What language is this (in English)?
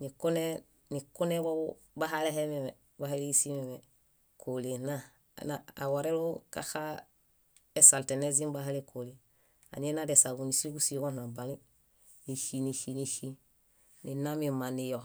Bayot